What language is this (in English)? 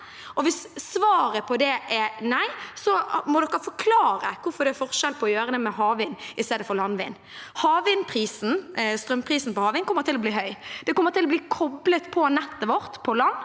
Norwegian